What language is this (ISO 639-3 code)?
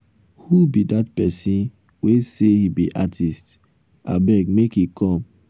pcm